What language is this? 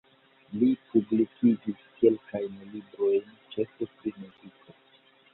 Esperanto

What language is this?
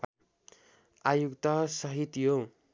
Nepali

